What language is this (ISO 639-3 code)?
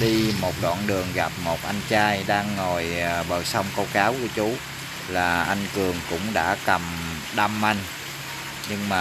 vie